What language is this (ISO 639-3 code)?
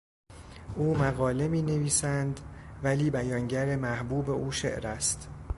fas